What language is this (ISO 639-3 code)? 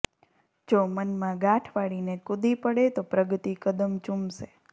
guj